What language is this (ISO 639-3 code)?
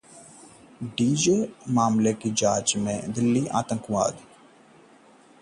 hin